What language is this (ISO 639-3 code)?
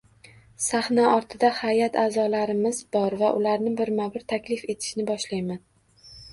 uzb